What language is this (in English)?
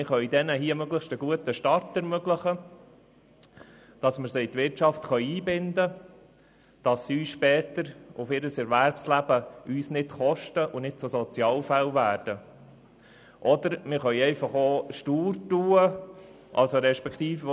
Swiss German